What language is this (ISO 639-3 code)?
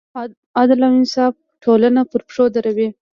pus